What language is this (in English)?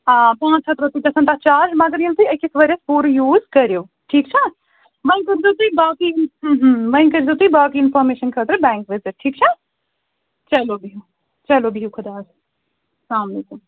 Kashmiri